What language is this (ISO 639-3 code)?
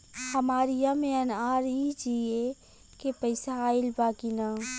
bho